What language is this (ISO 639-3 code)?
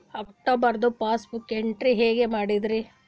kan